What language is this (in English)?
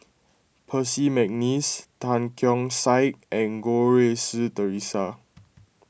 English